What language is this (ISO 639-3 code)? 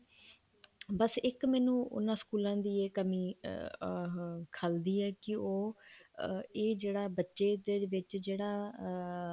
pan